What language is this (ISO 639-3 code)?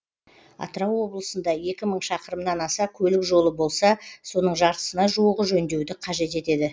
kaz